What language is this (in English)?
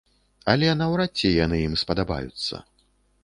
Belarusian